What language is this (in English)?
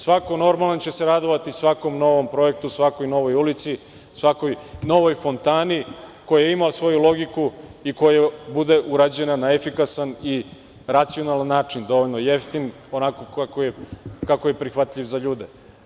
Serbian